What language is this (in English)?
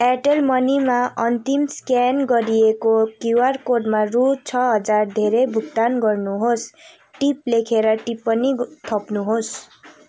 Nepali